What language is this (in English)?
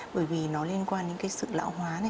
Vietnamese